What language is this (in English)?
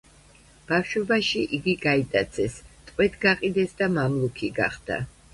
Georgian